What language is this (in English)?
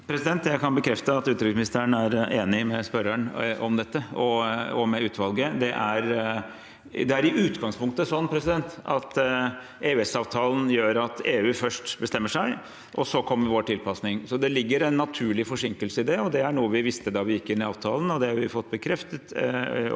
Norwegian